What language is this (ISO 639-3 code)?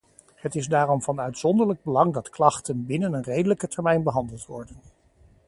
nld